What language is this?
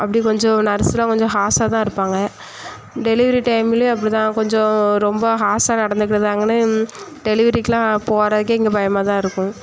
Tamil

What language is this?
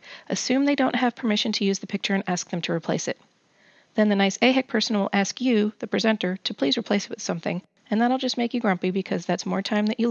English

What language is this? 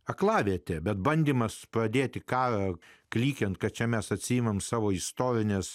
Lithuanian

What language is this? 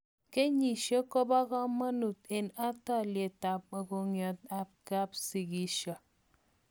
Kalenjin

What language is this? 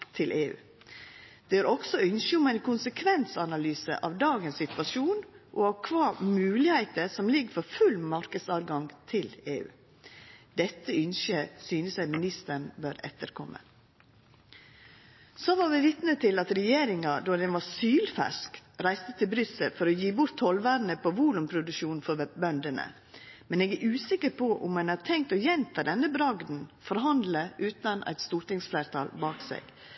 Norwegian Nynorsk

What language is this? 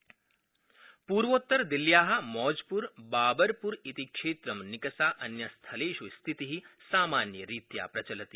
Sanskrit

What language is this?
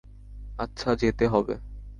Bangla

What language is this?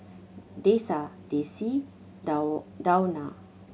English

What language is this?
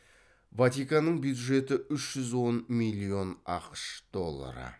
Kazakh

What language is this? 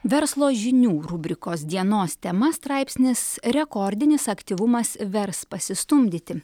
Lithuanian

